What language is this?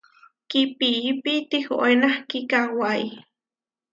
Huarijio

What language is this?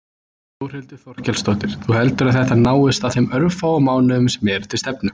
Icelandic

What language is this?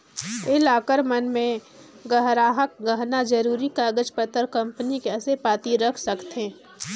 Chhattisgarhi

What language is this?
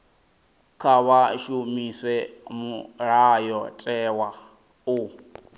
Venda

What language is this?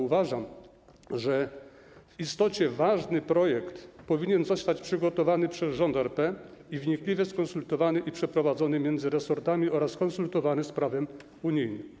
Polish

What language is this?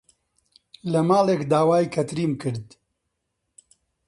Central Kurdish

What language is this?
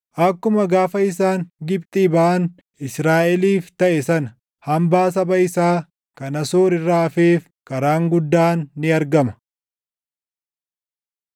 Oromo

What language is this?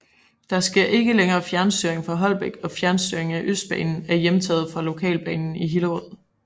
Danish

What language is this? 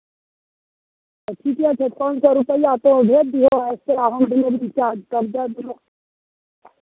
Maithili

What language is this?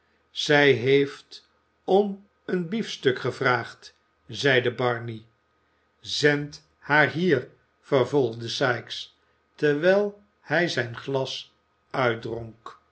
Dutch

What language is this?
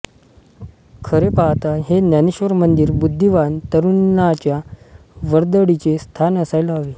Marathi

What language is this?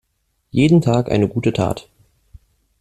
German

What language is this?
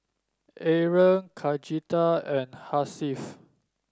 English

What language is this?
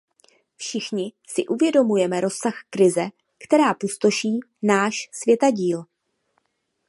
Czech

